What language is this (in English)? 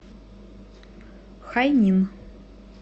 Russian